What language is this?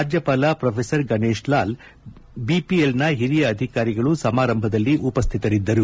Kannada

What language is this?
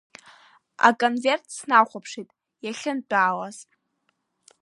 Abkhazian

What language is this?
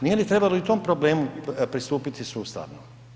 Croatian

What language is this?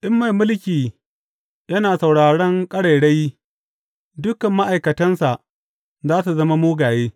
Hausa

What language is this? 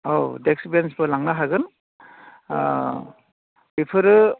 Bodo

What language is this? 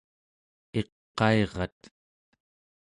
Central Yupik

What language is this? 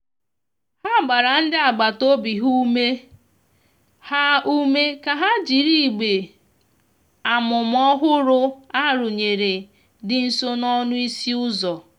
Igbo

